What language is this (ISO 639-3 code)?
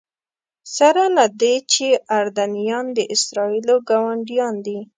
pus